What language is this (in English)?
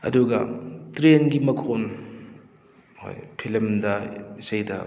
Manipuri